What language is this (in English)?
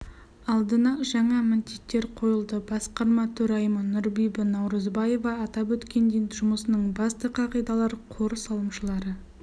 Kazakh